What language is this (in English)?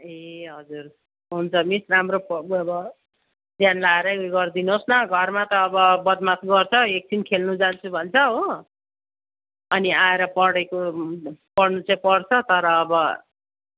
Nepali